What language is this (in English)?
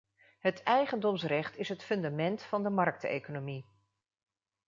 Dutch